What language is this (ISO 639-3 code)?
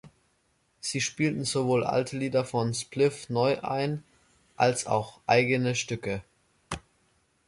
deu